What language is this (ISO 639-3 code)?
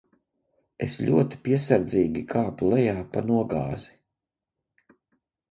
lav